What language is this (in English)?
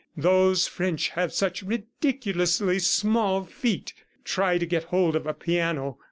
English